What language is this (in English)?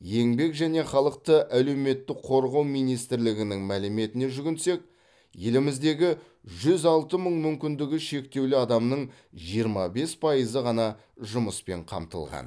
Kazakh